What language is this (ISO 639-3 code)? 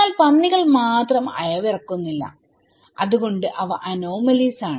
mal